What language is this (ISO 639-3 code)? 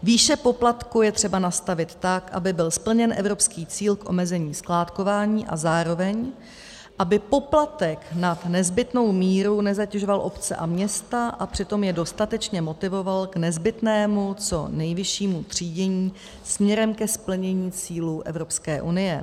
ces